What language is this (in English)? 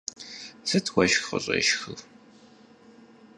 Kabardian